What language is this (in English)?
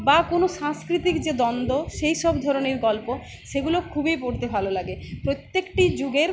Bangla